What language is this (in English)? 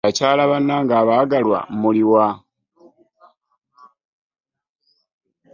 Ganda